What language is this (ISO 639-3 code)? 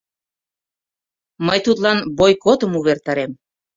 chm